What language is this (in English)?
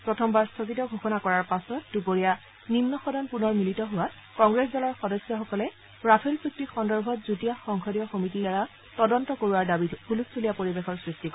Assamese